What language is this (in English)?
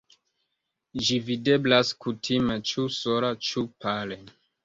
Esperanto